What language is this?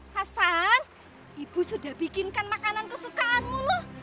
Indonesian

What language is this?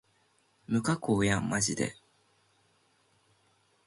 Japanese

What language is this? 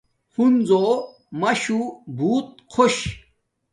Domaaki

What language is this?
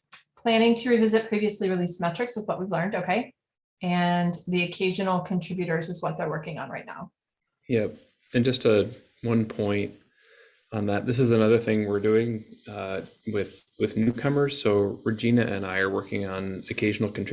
English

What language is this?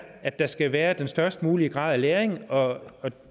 Danish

